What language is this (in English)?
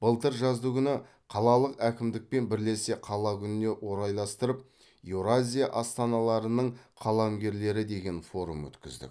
Kazakh